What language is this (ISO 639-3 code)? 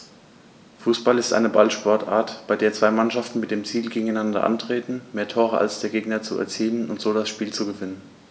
deu